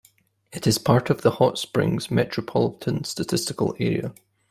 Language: English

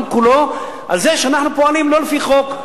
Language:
Hebrew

